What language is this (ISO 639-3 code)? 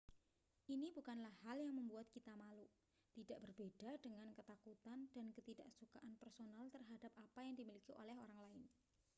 ind